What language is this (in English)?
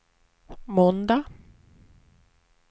Swedish